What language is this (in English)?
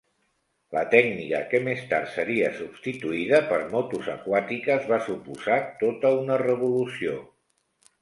Catalan